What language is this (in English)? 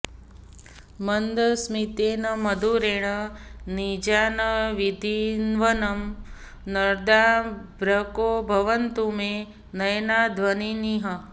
Sanskrit